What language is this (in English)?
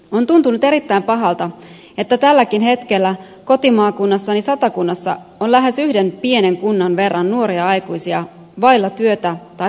Finnish